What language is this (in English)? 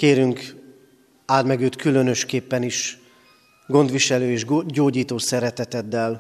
Hungarian